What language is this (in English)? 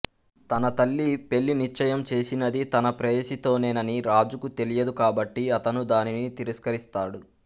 Telugu